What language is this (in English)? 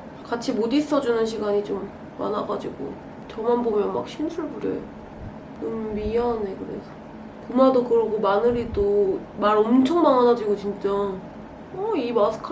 Korean